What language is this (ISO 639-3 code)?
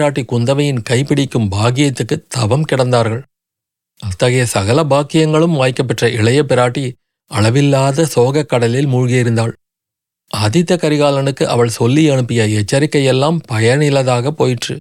tam